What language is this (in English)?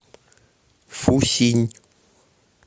Russian